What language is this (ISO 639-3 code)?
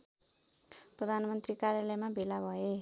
nep